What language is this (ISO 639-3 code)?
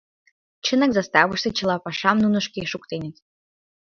chm